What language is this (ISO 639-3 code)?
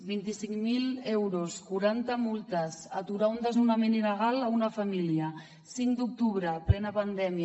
cat